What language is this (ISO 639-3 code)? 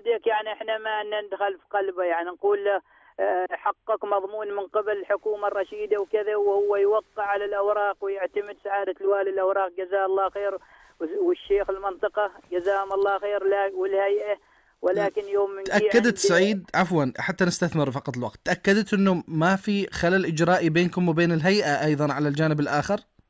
ara